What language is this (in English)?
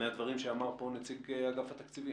Hebrew